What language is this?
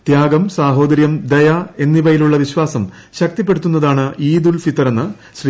Malayalam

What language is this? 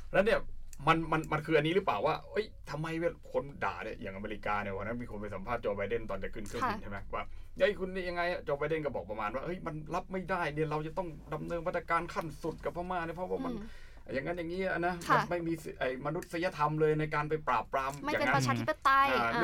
Thai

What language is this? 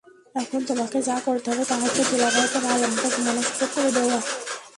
Bangla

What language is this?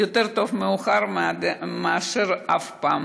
Hebrew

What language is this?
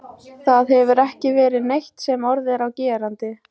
Icelandic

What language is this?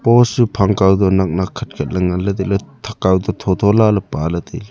Wancho Naga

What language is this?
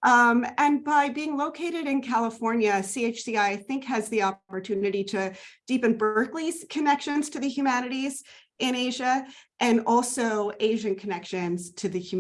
English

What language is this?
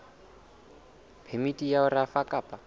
Southern Sotho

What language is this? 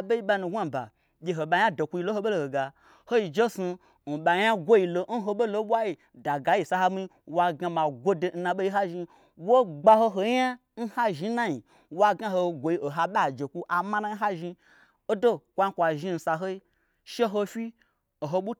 Gbagyi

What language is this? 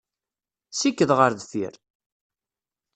Kabyle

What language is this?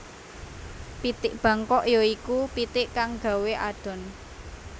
Javanese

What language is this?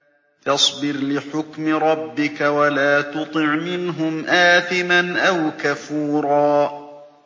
Arabic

